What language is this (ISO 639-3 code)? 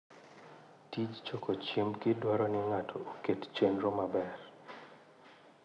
luo